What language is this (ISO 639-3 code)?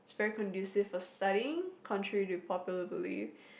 eng